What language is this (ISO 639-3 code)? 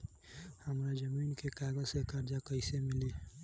bho